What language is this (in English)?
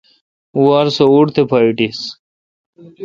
Kalkoti